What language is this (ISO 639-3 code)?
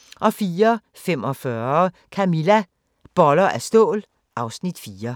dan